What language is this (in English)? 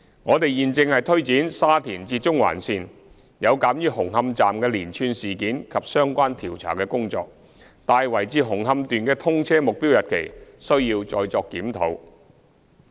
Cantonese